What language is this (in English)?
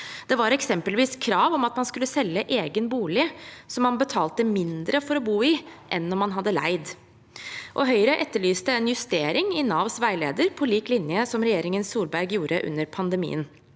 Norwegian